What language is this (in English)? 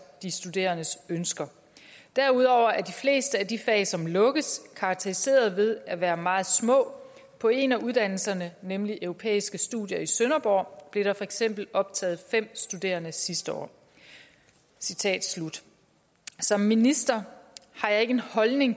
Danish